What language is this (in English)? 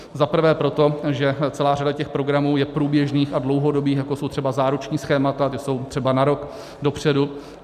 Czech